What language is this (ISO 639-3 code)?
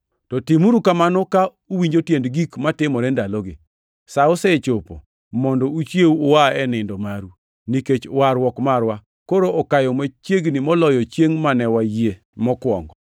luo